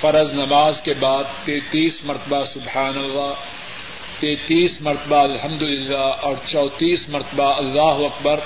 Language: Urdu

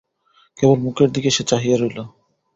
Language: Bangla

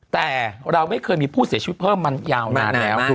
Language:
Thai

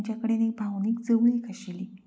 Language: Konkani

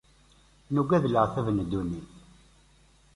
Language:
Kabyle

